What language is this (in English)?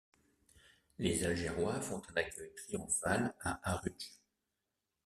French